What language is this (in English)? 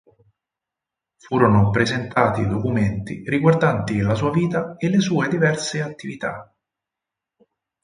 Italian